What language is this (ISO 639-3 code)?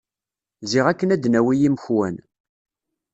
kab